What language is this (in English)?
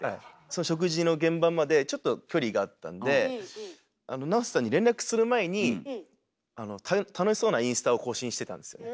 Japanese